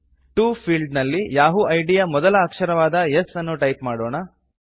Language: Kannada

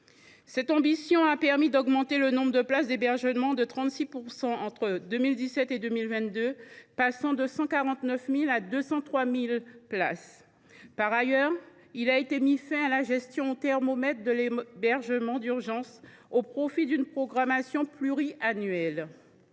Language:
French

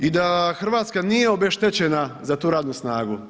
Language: Croatian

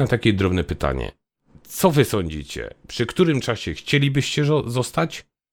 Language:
Polish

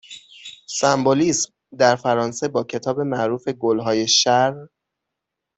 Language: Persian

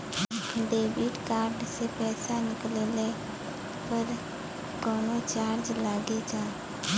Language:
Bhojpuri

